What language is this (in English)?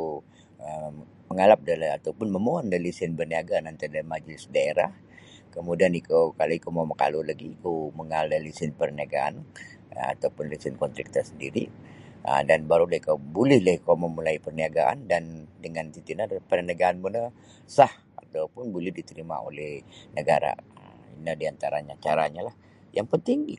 Sabah Bisaya